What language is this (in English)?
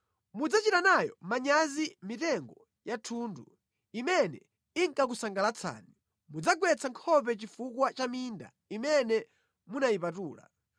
Nyanja